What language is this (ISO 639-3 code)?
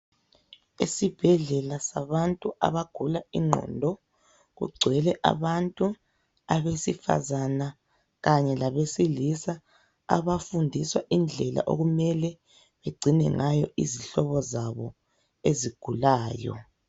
nde